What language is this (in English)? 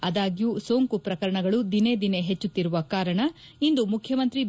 Kannada